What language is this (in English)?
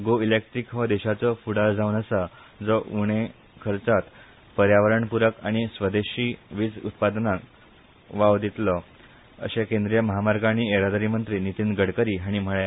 Konkani